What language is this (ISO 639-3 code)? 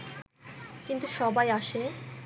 ben